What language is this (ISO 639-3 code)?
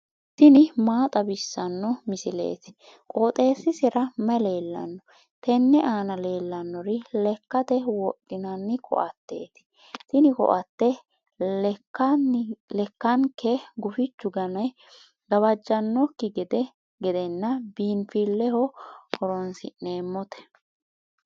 sid